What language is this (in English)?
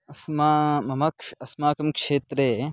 Sanskrit